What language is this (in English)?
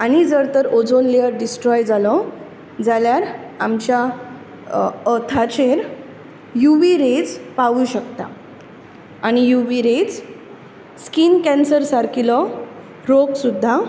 Konkani